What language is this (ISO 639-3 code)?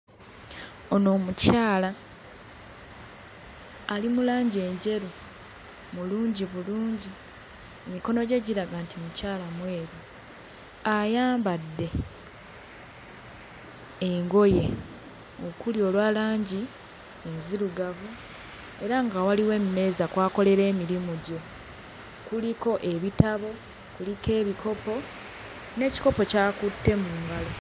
lug